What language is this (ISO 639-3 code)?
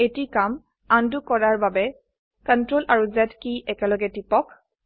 asm